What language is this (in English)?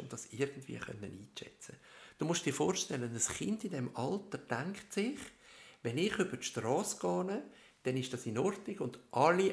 German